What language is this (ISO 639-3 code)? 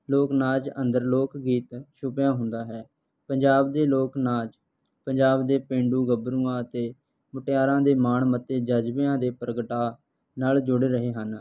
pan